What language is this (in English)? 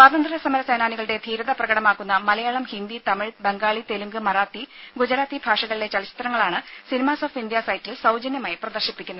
Malayalam